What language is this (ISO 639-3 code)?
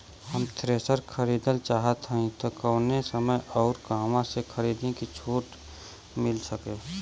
bho